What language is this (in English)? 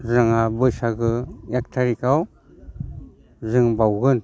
Bodo